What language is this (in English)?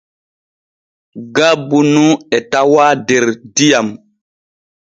Borgu Fulfulde